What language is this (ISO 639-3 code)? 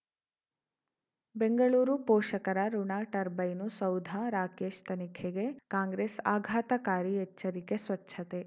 kan